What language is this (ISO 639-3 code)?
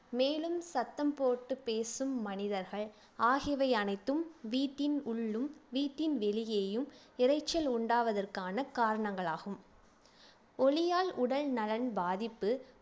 tam